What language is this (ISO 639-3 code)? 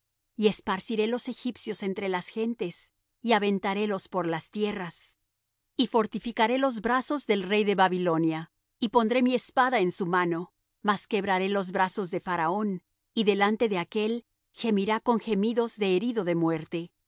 spa